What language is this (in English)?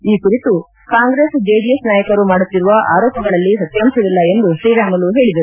Kannada